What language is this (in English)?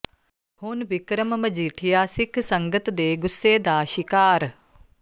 Punjabi